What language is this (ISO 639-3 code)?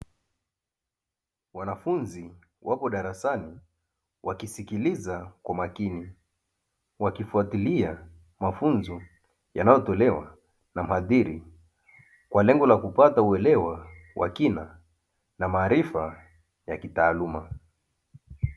swa